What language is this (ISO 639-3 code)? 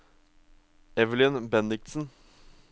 nor